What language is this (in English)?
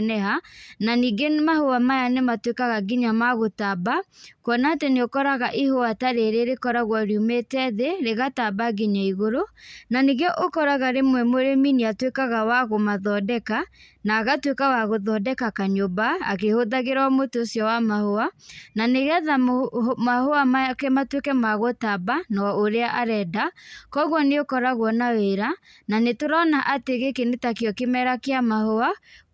Kikuyu